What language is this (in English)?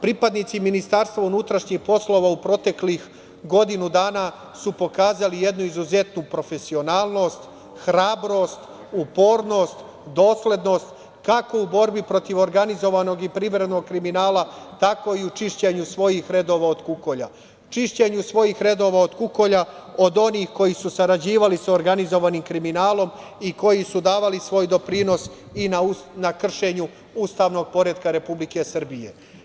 Serbian